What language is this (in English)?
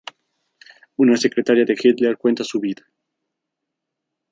Spanish